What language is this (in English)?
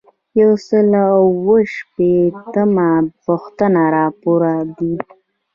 Pashto